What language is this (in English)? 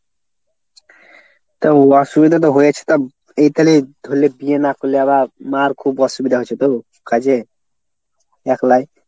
Bangla